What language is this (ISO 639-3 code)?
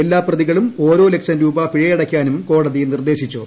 mal